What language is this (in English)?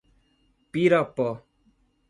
Portuguese